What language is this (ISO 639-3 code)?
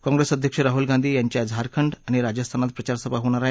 mar